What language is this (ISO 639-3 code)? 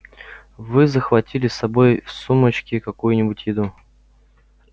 rus